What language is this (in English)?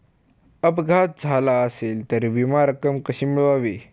Marathi